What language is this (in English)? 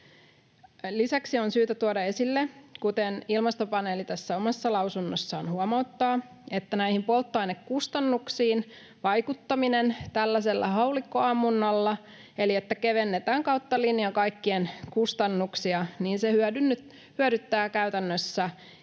Finnish